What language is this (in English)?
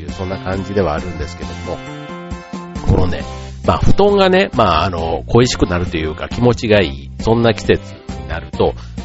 Japanese